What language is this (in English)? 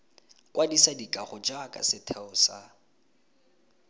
Tswana